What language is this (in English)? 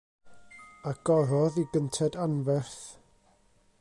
Welsh